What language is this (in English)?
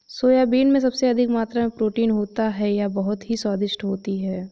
Hindi